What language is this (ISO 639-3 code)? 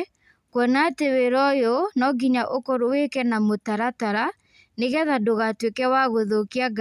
kik